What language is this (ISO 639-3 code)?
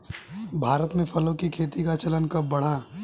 hin